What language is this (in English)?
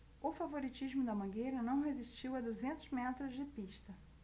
Portuguese